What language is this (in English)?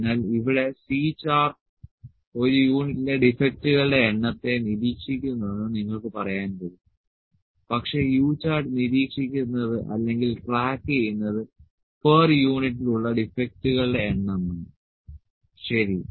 Malayalam